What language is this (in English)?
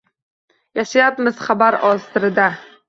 Uzbek